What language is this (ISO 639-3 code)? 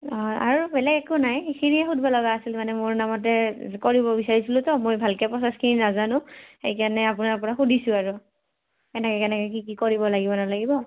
asm